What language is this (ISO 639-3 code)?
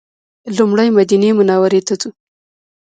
pus